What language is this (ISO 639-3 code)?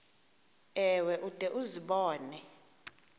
xho